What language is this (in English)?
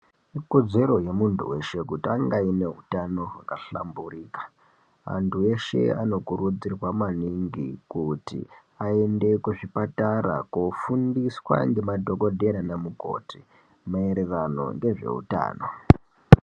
Ndau